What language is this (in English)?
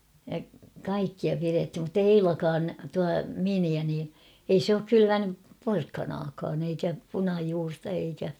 Finnish